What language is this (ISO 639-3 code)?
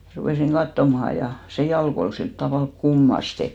fin